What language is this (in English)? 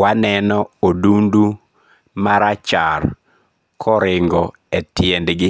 Luo (Kenya and Tanzania)